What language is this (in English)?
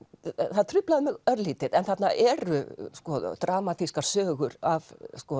Icelandic